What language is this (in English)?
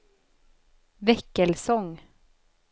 Swedish